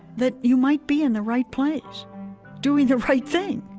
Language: English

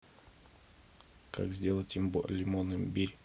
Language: Russian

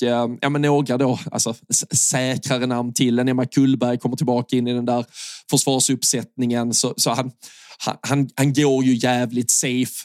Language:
Swedish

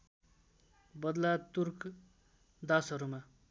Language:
Nepali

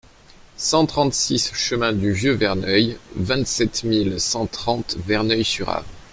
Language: French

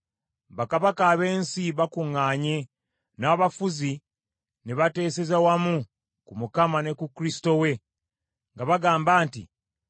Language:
Ganda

